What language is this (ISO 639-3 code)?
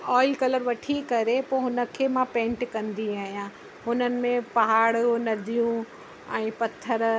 snd